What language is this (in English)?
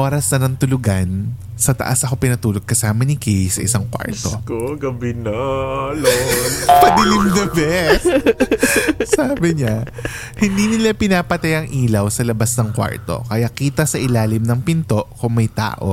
Filipino